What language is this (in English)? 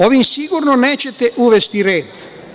Serbian